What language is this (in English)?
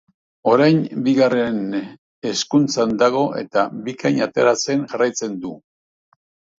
Basque